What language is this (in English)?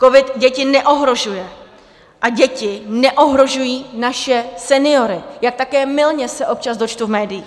Czech